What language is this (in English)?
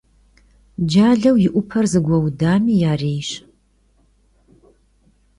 Kabardian